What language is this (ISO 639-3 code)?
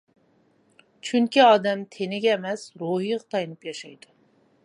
uig